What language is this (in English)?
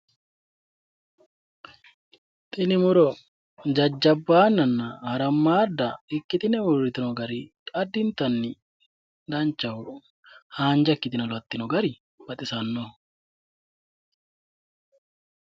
Sidamo